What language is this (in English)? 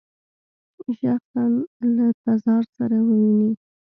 Pashto